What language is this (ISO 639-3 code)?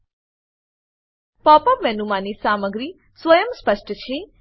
guj